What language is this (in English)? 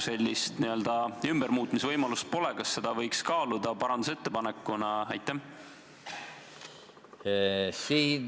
Estonian